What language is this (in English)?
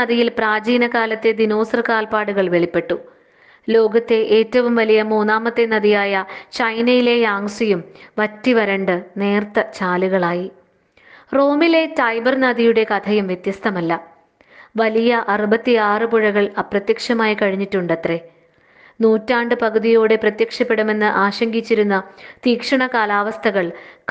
Malayalam